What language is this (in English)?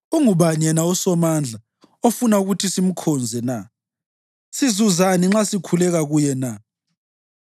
North Ndebele